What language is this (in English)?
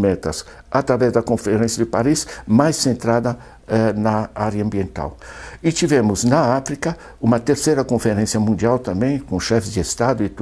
Portuguese